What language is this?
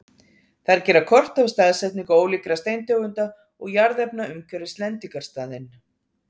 Icelandic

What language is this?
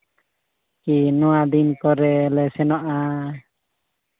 Santali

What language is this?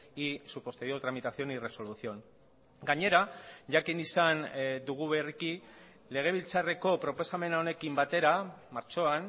Basque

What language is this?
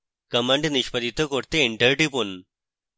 Bangla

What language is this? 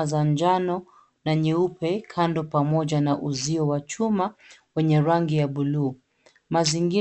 Swahili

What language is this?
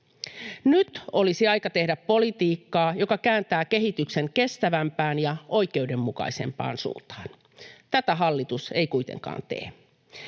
Finnish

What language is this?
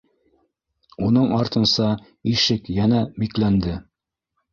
Bashkir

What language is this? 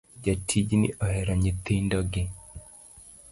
Luo (Kenya and Tanzania)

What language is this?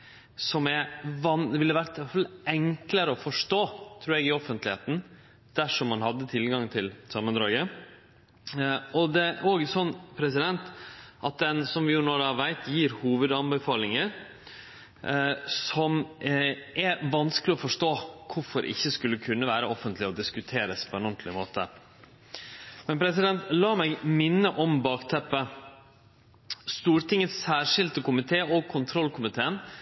Norwegian Nynorsk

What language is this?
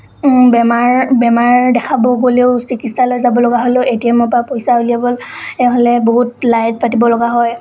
Assamese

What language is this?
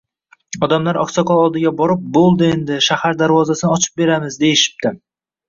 Uzbek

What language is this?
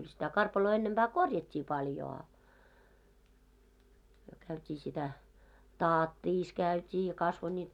Finnish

